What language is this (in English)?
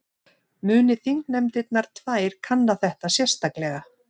Icelandic